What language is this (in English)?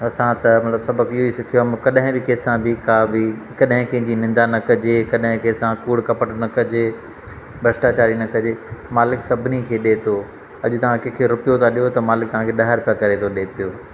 Sindhi